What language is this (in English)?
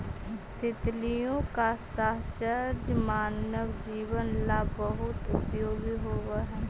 Magahi